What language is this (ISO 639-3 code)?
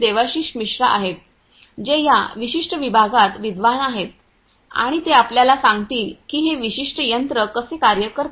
mar